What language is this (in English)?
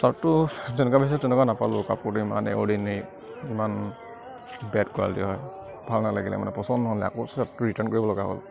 Assamese